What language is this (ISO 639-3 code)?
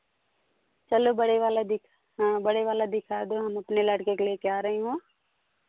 hin